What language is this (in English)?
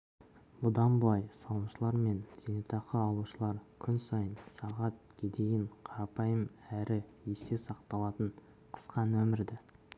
Kazakh